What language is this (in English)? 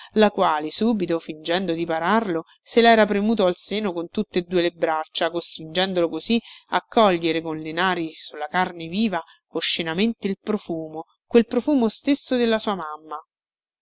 Italian